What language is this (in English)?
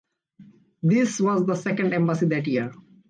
English